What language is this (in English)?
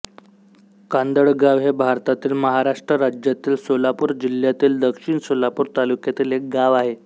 Marathi